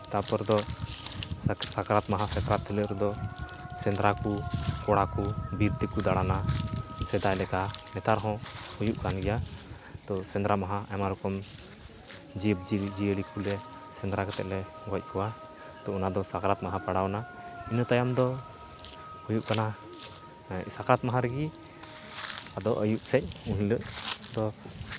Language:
Santali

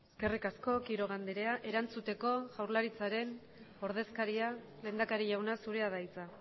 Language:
Basque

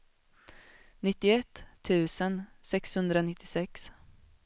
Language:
Swedish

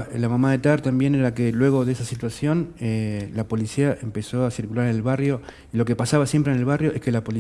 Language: Spanish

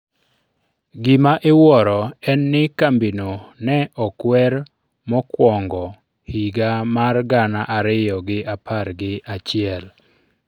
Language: Luo (Kenya and Tanzania)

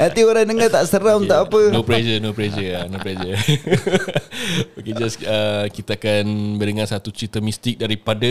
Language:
Malay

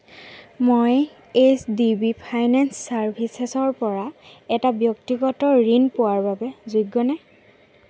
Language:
Assamese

